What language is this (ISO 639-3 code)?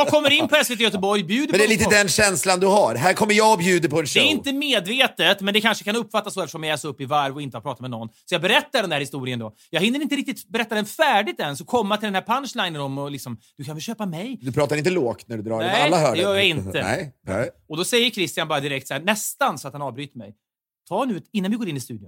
swe